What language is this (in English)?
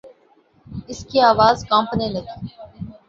Urdu